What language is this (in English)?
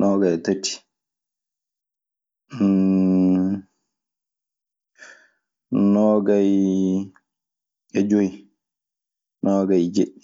Maasina Fulfulde